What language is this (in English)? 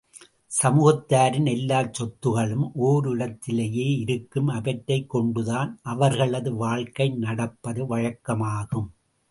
Tamil